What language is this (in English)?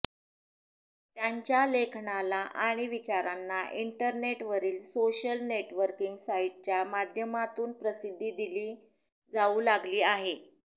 Marathi